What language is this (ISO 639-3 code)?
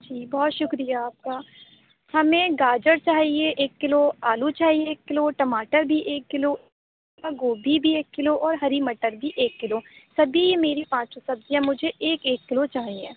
urd